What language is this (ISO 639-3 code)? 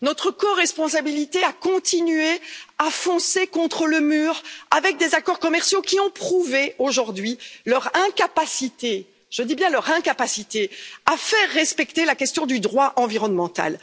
fra